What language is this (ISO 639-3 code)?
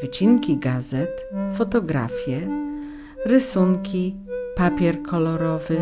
pol